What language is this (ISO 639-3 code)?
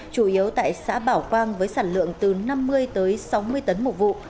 vie